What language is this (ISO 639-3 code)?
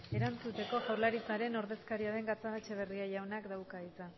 eus